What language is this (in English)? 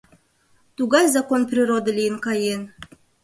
Mari